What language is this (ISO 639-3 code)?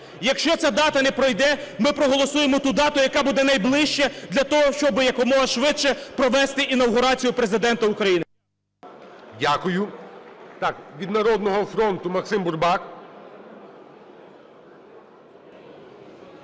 ukr